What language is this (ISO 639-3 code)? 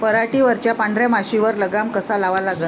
mar